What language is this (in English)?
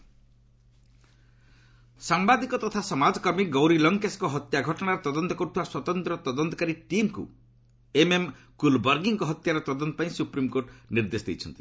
Odia